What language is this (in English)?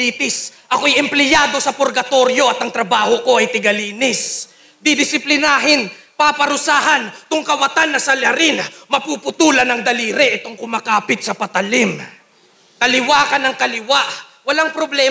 Filipino